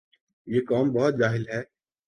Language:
Urdu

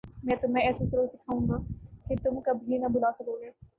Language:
Urdu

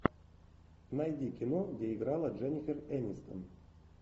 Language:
Russian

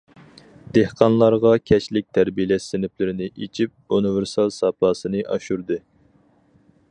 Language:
Uyghur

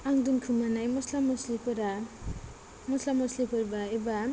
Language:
Bodo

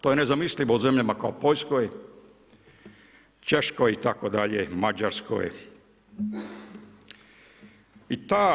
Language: Croatian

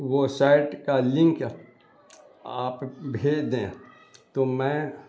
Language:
Urdu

